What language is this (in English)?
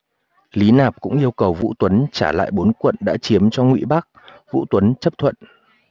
Vietnamese